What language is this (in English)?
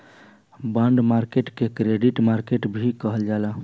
Bhojpuri